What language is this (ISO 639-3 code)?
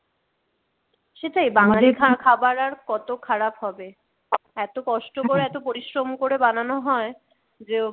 ben